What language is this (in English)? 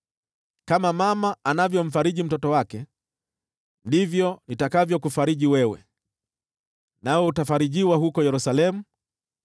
Swahili